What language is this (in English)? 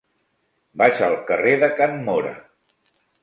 Catalan